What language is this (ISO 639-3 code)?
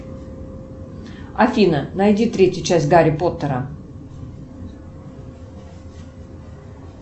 rus